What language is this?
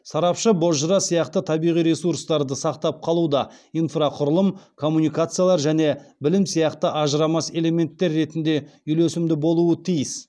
Kazakh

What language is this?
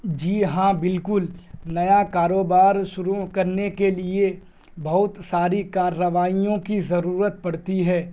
Urdu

